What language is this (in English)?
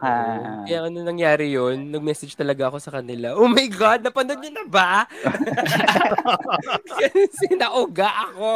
Filipino